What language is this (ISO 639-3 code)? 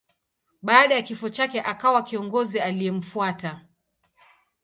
swa